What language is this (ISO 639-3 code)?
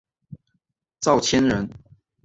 zho